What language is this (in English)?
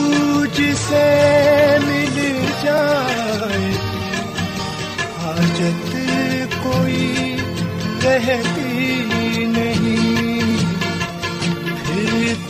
Urdu